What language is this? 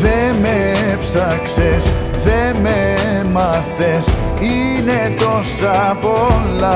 Greek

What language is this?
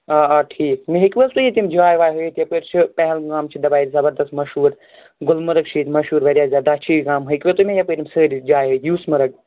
Kashmiri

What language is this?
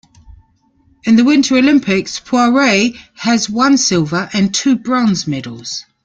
English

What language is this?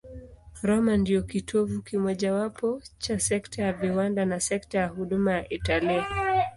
Swahili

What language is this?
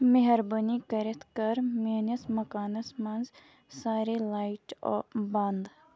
Kashmiri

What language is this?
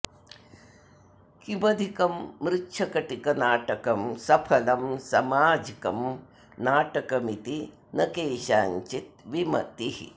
Sanskrit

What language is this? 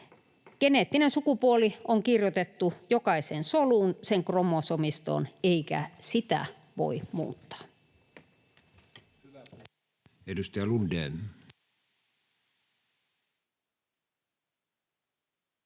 Finnish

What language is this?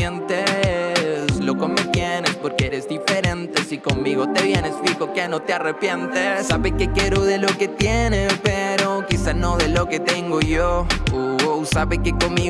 Spanish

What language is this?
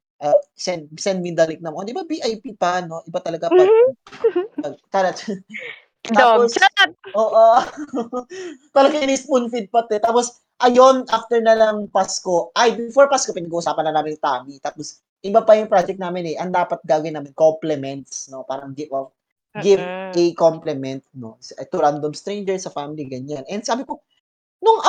Filipino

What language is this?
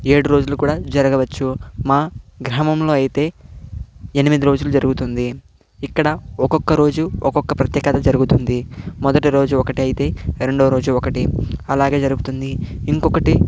Telugu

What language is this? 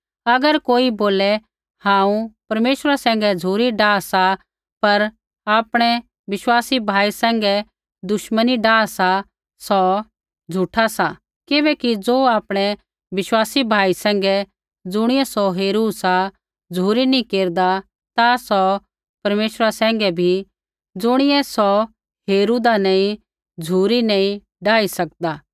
Kullu Pahari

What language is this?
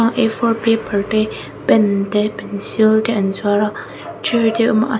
Mizo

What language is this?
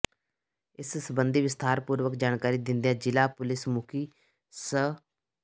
Punjabi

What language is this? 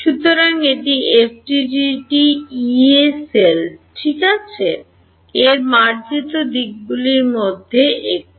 Bangla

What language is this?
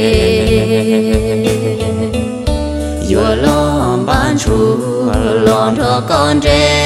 Thai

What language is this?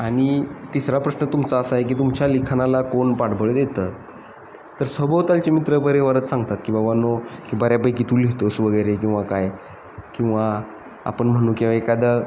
Marathi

